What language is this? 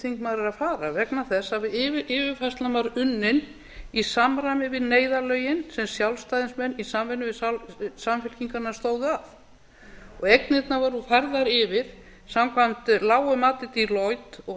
Icelandic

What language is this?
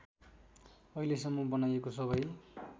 Nepali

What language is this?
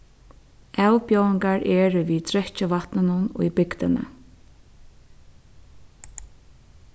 Faroese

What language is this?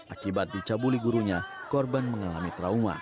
Indonesian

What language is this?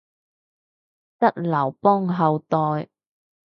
Cantonese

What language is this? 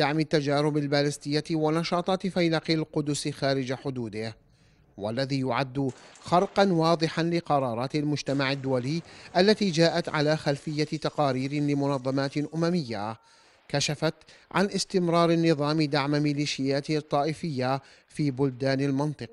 Arabic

